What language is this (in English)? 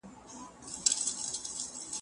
Pashto